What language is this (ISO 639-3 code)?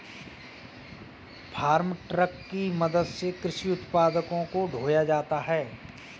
hin